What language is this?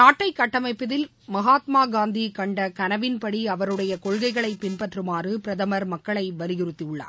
Tamil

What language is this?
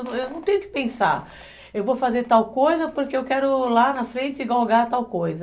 Portuguese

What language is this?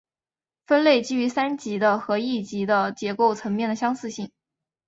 Chinese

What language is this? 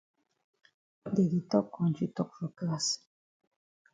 Cameroon Pidgin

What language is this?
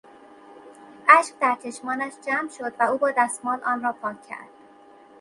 Persian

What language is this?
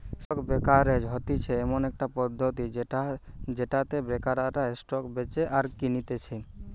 Bangla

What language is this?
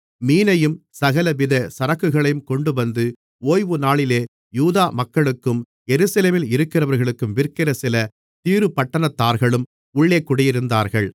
Tamil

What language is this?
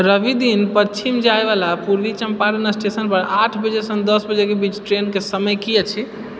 Maithili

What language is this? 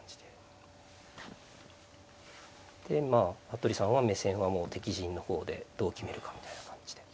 Japanese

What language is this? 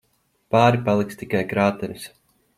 Latvian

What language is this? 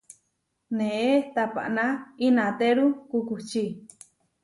Huarijio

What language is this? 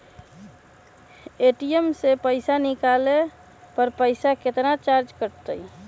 Magahi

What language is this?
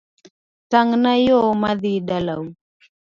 Luo (Kenya and Tanzania)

